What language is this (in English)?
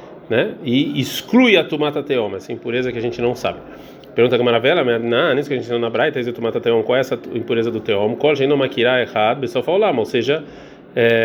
Portuguese